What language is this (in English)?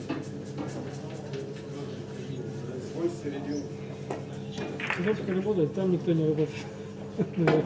Russian